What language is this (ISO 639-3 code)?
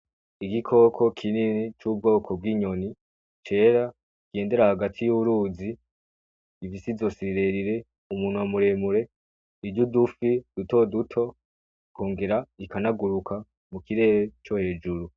run